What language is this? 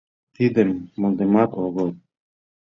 Mari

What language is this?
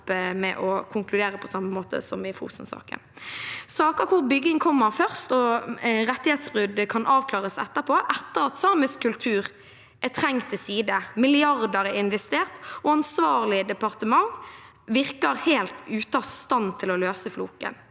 Norwegian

